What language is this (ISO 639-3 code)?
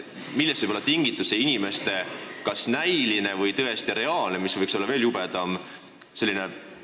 est